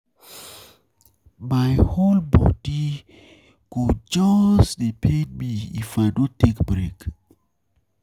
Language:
Nigerian Pidgin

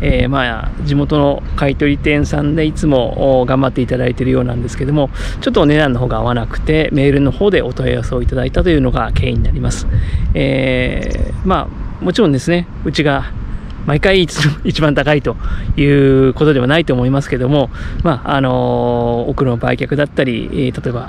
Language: Japanese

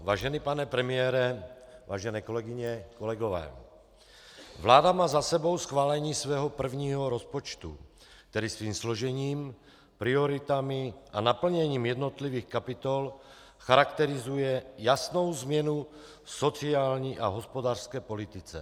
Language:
Czech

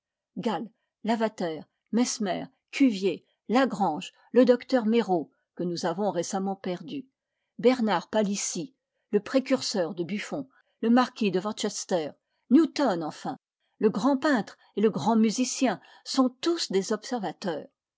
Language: French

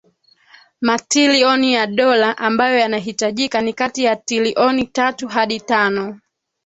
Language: Swahili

